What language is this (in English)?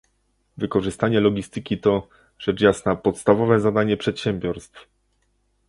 Polish